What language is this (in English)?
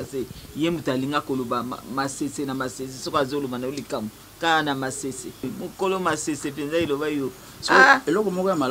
French